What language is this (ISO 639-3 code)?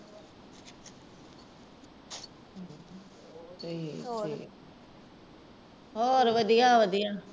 pan